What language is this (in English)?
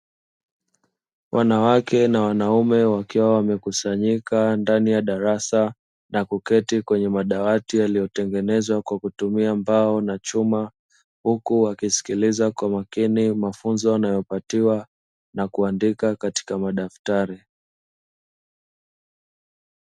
Swahili